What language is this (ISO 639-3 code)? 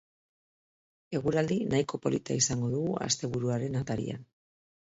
eus